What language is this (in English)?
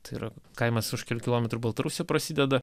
Lithuanian